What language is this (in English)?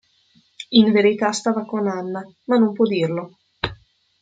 Italian